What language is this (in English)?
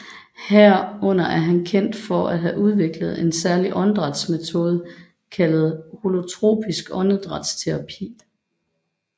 Danish